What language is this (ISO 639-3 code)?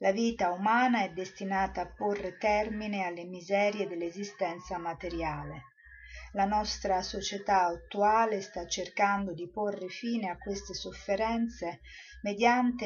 ita